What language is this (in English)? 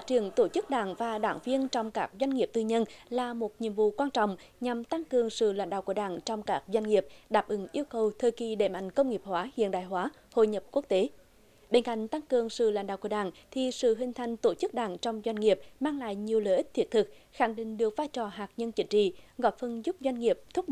Vietnamese